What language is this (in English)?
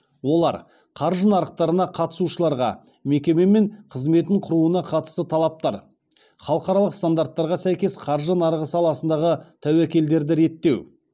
Kazakh